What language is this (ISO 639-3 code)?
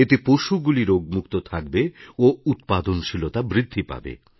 ben